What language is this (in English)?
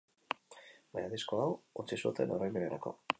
Basque